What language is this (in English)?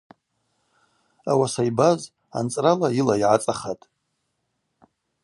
Abaza